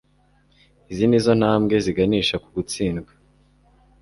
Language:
Kinyarwanda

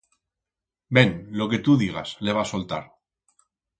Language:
Aragonese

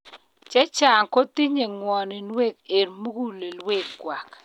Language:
Kalenjin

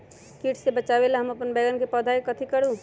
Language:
Magahi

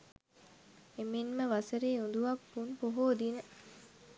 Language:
Sinhala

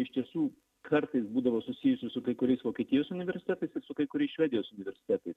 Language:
Lithuanian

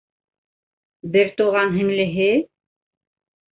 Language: Bashkir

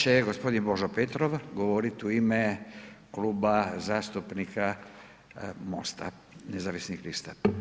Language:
Croatian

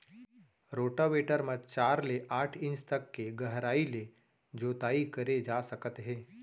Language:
Chhattisgarhi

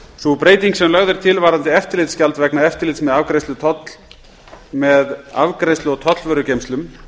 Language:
Icelandic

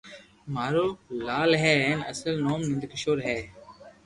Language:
Loarki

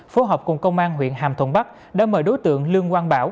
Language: Vietnamese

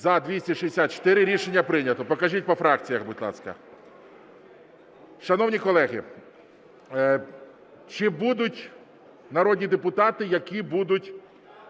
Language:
Ukrainian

